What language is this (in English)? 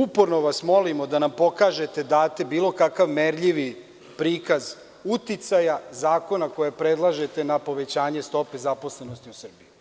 Serbian